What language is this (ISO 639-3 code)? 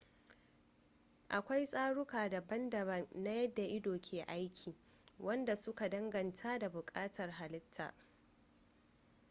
hau